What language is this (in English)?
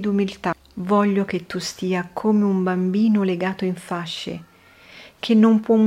Italian